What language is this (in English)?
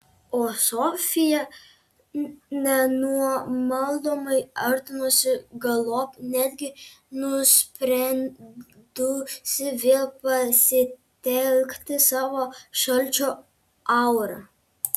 Lithuanian